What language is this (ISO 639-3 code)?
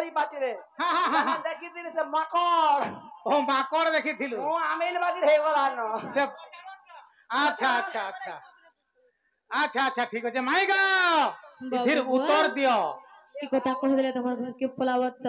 ben